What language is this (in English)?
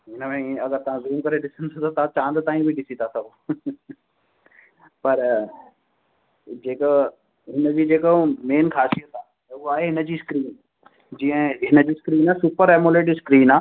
Sindhi